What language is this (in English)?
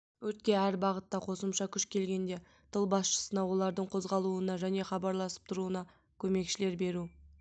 Kazakh